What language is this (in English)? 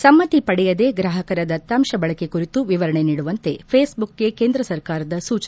Kannada